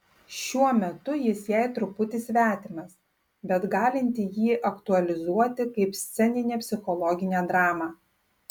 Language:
Lithuanian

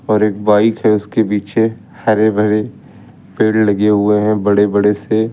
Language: Hindi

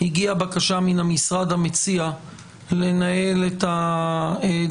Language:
Hebrew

